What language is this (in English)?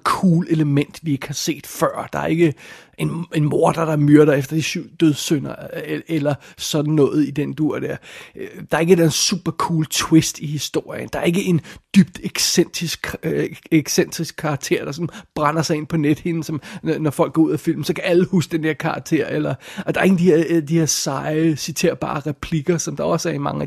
Danish